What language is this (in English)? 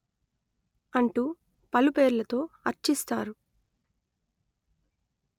Telugu